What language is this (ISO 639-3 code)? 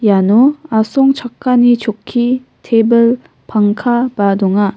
grt